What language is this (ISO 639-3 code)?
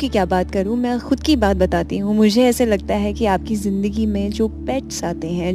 hin